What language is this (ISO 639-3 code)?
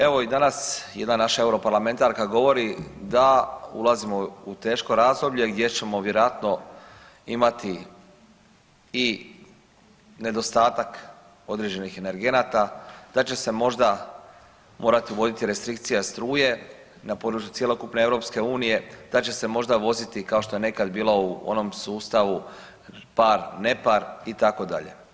hrv